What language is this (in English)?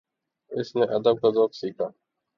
Urdu